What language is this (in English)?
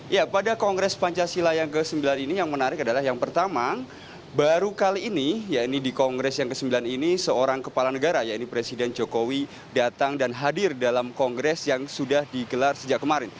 Indonesian